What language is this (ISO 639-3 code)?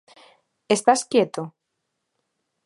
glg